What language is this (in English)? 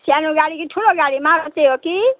Nepali